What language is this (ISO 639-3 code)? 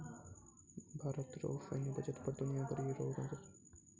mai